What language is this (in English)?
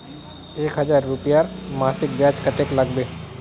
Magahi